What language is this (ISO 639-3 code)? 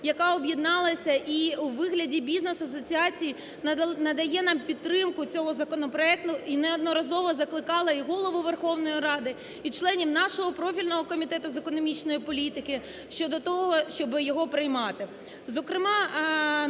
ukr